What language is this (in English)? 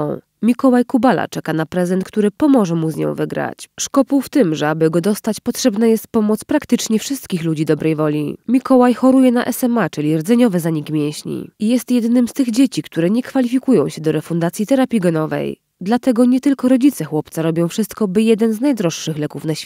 Polish